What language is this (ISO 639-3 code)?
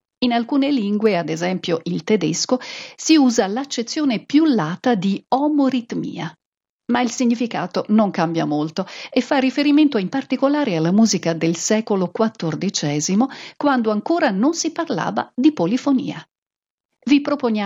ita